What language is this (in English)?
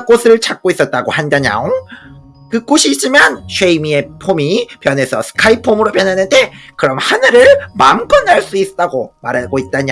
Korean